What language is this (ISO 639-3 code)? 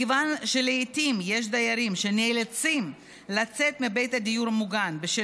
heb